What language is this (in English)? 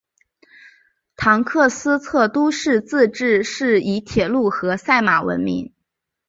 Chinese